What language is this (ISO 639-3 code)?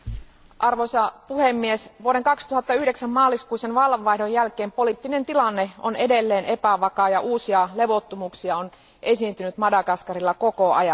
fin